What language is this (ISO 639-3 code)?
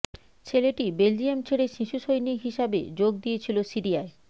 ben